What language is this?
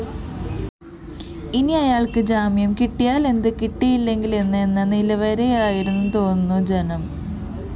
Malayalam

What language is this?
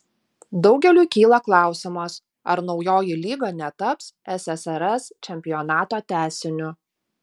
Lithuanian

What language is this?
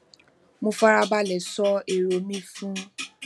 Yoruba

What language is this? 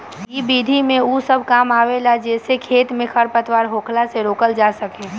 Bhojpuri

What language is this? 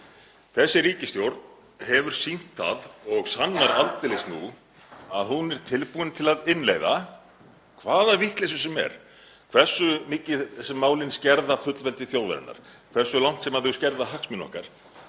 Icelandic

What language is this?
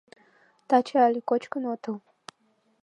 Mari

